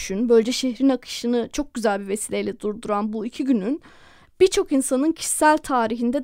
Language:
Turkish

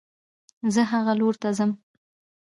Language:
Pashto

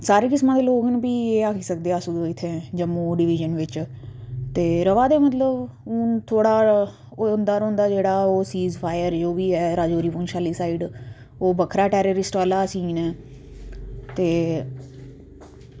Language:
Dogri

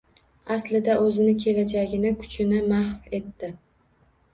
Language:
Uzbek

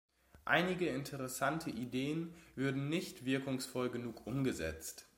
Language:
German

